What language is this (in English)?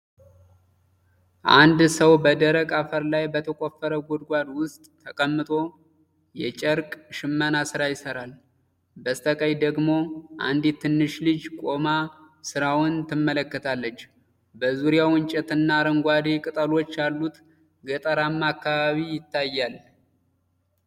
Amharic